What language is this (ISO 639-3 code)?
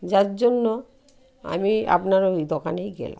ben